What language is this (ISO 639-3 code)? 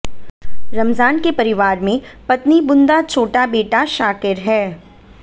hin